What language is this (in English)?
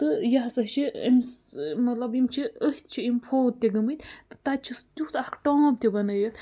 Kashmiri